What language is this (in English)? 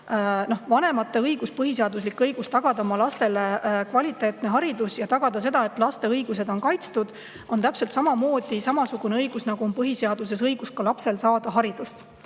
Estonian